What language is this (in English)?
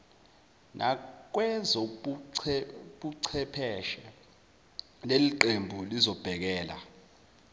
Zulu